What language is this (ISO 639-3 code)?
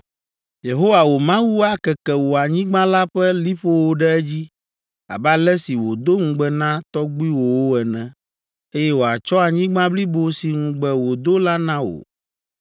ewe